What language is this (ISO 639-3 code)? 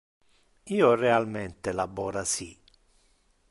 ina